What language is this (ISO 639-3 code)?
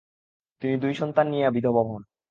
ben